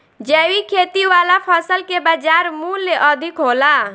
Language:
Bhojpuri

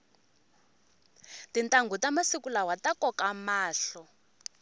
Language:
Tsonga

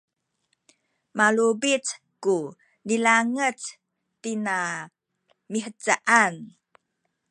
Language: Sakizaya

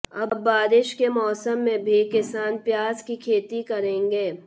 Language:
Hindi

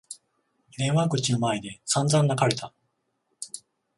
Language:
Japanese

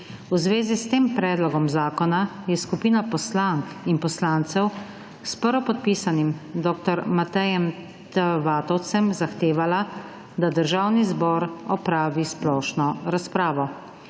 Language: Slovenian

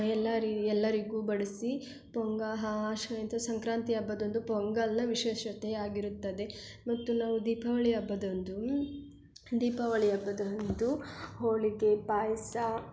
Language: Kannada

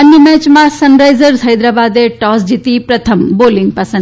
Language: Gujarati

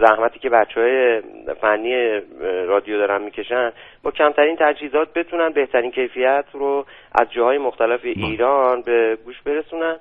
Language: Persian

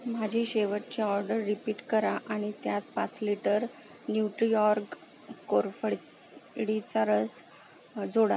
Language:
Marathi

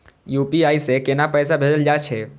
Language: Maithili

